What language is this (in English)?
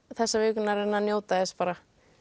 Icelandic